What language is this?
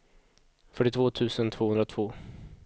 Swedish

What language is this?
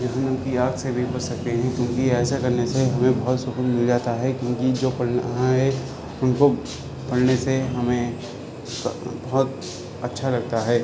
Urdu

